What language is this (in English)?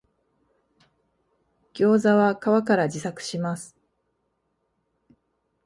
Japanese